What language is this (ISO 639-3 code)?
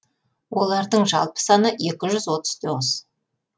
kaz